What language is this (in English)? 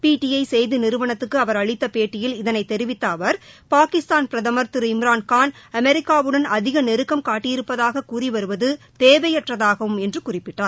Tamil